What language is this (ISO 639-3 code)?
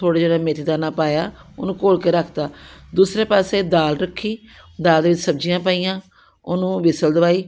pan